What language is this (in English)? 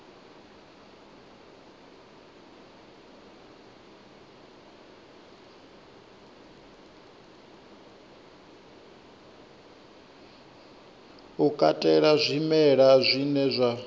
Venda